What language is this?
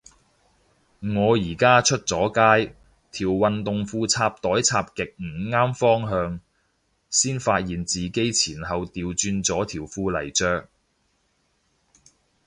Cantonese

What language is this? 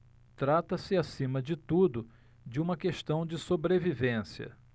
Portuguese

